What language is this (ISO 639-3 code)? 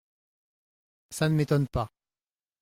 fra